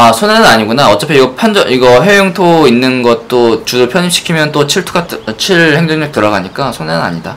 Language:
Korean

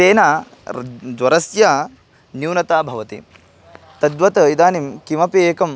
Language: Sanskrit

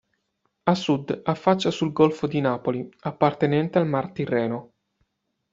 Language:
Italian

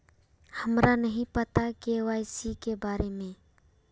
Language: Magahi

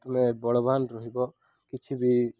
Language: Odia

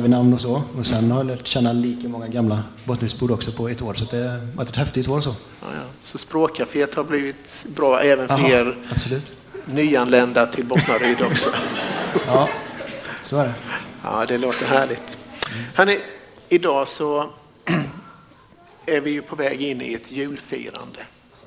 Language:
Swedish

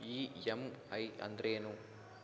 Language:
Kannada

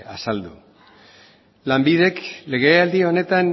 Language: Basque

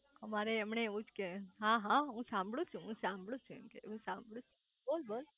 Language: Gujarati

